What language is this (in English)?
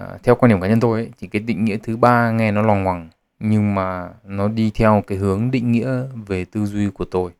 Vietnamese